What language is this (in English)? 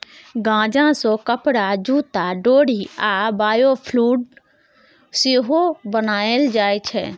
Maithili